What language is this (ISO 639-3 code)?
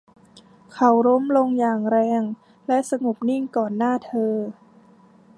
tha